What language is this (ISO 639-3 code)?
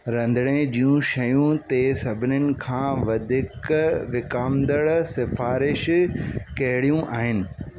snd